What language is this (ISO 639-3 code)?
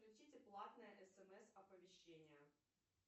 rus